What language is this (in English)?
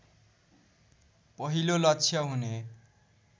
Nepali